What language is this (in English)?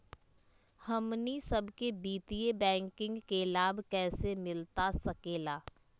Magahi